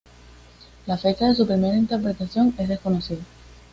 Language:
Spanish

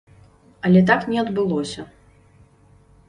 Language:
Belarusian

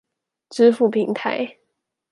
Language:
Chinese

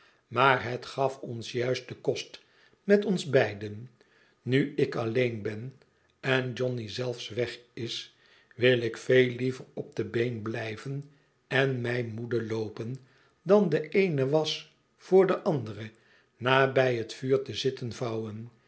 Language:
Dutch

